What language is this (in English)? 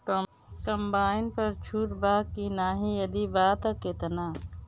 Bhojpuri